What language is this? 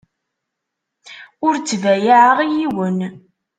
Kabyle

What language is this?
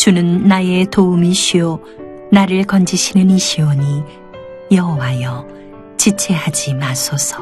Korean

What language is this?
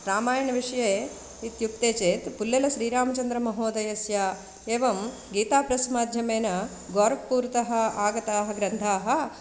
Sanskrit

